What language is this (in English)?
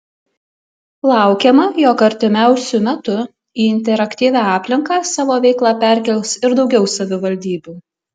Lithuanian